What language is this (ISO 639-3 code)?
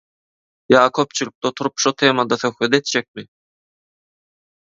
tuk